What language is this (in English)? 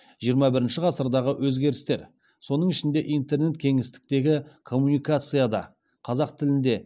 Kazakh